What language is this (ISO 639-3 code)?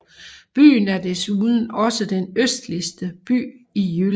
dan